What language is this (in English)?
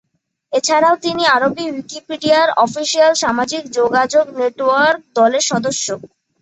Bangla